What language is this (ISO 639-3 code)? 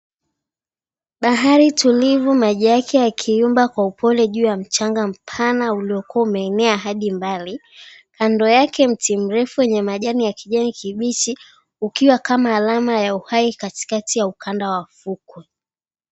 swa